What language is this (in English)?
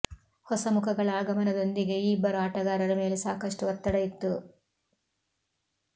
Kannada